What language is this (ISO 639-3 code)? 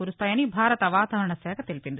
tel